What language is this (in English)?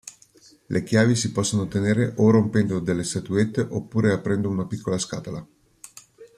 Italian